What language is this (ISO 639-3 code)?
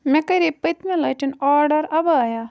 kas